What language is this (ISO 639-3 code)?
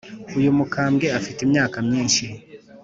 kin